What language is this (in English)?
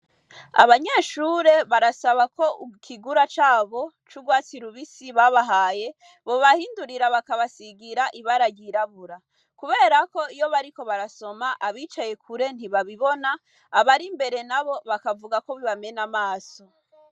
Rundi